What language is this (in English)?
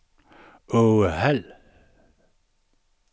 Danish